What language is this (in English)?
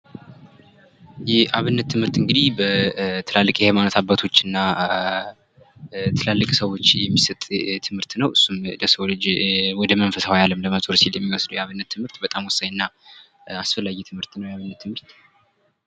Amharic